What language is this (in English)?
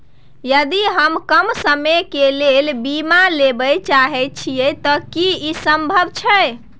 Maithili